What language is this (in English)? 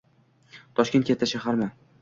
Uzbek